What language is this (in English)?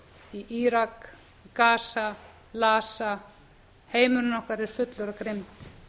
Icelandic